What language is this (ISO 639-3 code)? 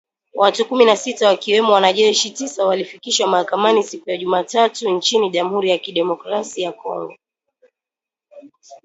swa